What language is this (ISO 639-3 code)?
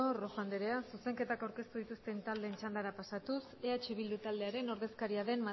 eus